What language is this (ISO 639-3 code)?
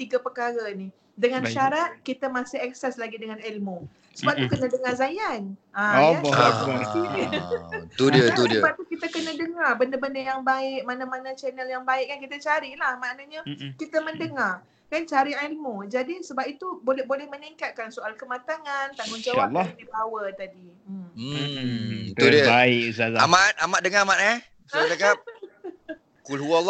msa